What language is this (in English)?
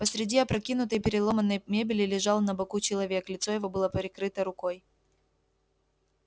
Russian